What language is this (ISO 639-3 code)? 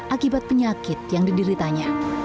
ind